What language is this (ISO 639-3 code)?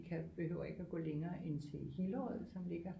dan